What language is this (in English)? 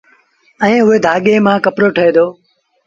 Sindhi Bhil